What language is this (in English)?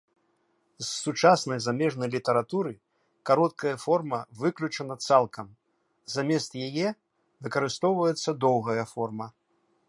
Belarusian